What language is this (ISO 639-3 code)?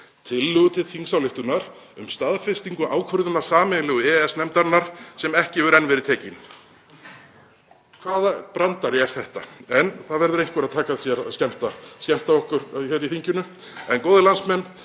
isl